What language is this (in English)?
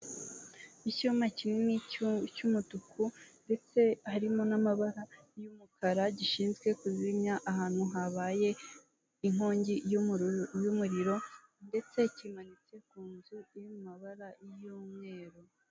Kinyarwanda